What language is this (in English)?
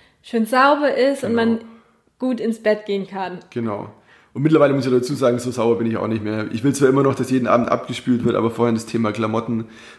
German